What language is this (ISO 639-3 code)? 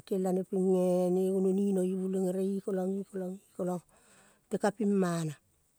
kol